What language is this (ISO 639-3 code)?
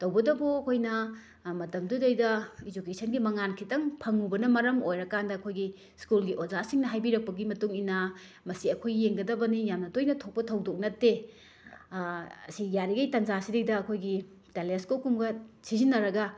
mni